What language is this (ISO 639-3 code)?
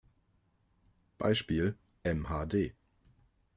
deu